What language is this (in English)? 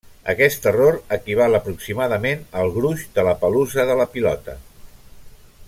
Catalan